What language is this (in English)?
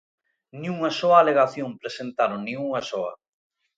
Galician